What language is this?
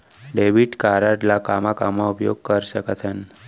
Chhattisgarhi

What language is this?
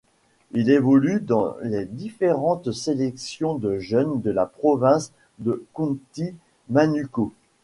French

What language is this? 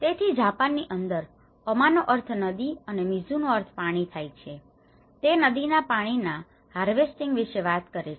Gujarati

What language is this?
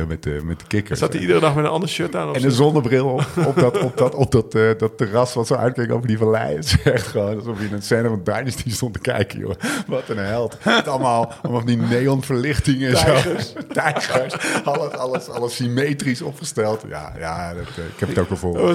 Dutch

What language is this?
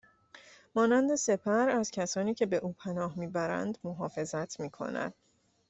Persian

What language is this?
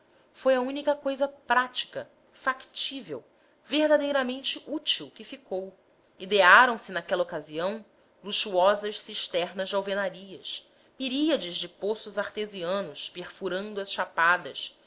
Portuguese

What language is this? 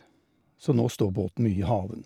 Norwegian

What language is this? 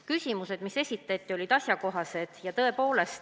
Estonian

